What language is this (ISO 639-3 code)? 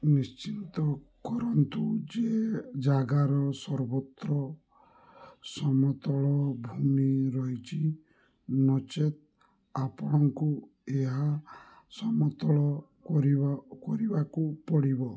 ori